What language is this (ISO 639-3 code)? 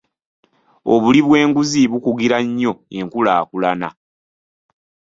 lug